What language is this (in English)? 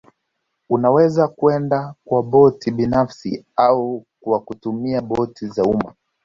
Swahili